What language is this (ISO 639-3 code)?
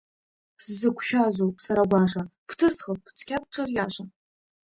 abk